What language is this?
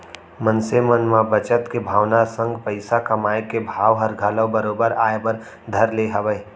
Chhattisgarhi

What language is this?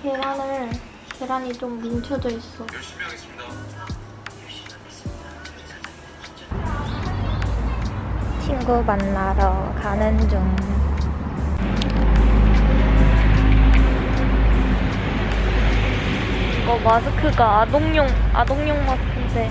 Korean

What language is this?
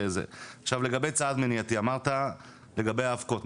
Hebrew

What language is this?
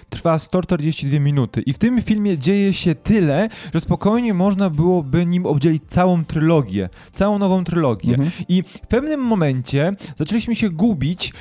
Polish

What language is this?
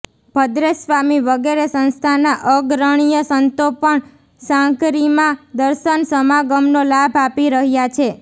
Gujarati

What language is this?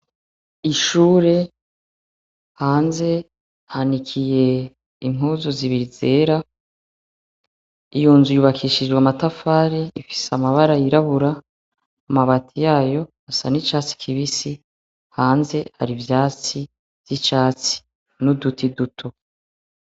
Rundi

